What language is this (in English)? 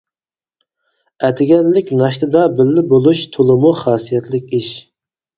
Uyghur